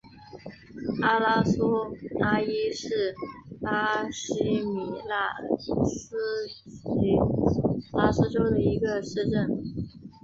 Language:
Chinese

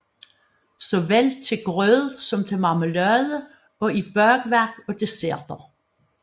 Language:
Danish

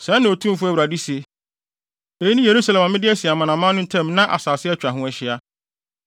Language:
Akan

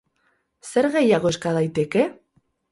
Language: Basque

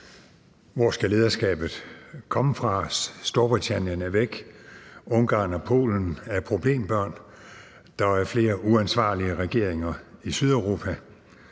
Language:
Danish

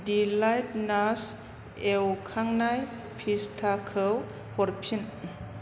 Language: Bodo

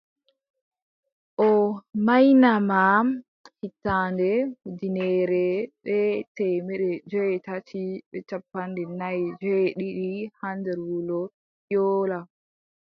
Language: Adamawa Fulfulde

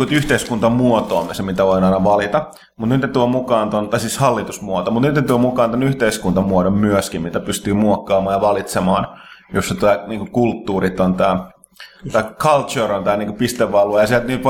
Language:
Finnish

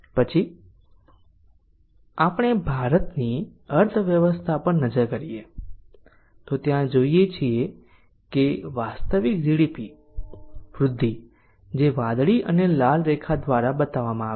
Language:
Gujarati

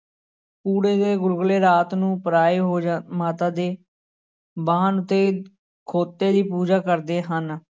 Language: Punjabi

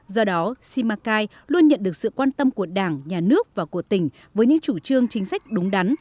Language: Vietnamese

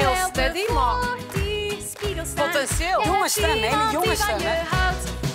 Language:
Dutch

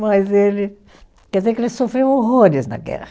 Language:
Portuguese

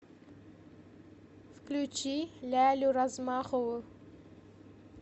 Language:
Russian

